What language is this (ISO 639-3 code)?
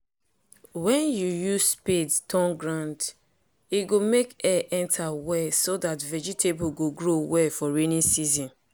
pcm